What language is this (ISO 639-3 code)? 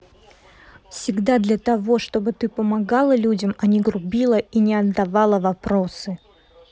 rus